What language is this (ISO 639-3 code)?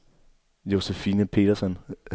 dan